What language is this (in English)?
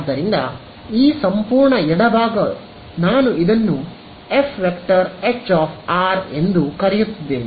Kannada